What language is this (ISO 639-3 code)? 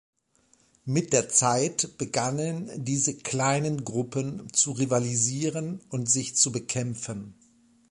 deu